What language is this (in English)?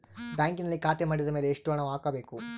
Kannada